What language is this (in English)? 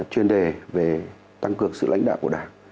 Vietnamese